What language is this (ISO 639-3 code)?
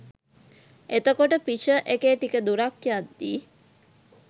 sin